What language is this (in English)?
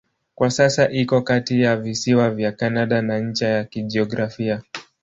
Swahili